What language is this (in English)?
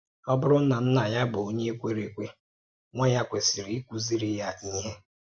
Igbo